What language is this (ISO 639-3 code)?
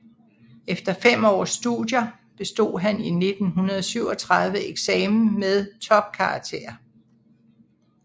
dan